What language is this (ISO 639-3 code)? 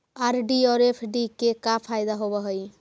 mag